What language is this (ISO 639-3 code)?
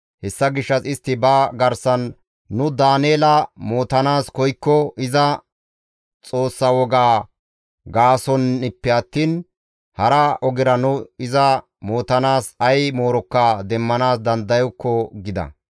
gmv